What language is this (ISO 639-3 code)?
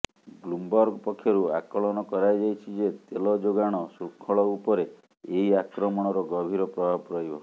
ori